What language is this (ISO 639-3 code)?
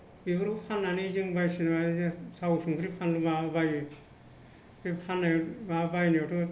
brx